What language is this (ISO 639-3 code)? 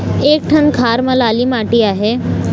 hne